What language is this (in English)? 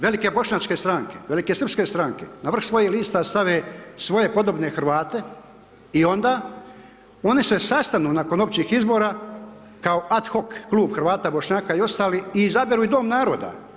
Croatian